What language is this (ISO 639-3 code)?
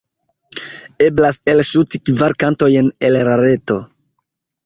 epo